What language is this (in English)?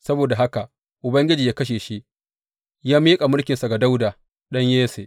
Hausa